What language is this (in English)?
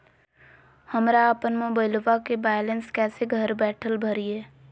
Magahi